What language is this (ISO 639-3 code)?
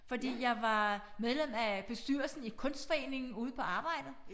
dan